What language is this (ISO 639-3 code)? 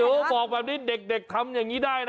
tha